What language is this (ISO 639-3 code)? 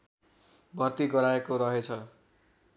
nep